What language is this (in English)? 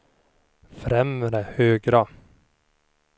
Swedish